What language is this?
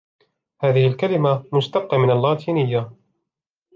Arabic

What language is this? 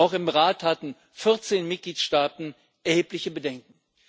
German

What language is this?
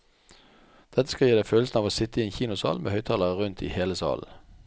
Norwegian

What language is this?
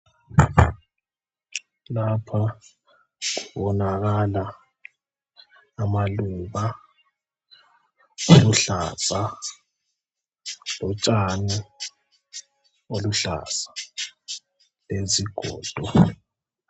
North Ndebele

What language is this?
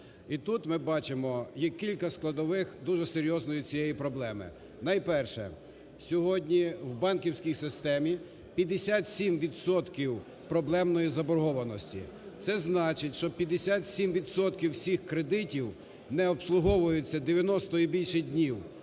Ukrainian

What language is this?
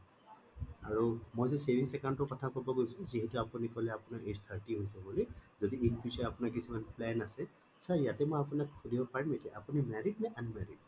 Assamese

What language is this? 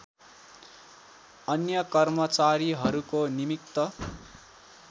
Nepali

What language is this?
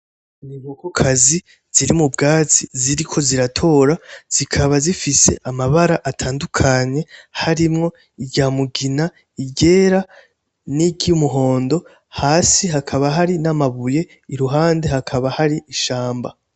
Rundi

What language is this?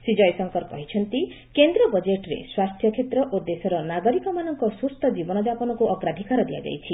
Odia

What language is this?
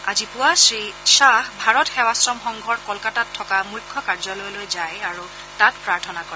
Assamese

